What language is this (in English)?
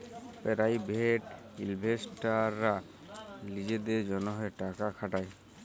Bangla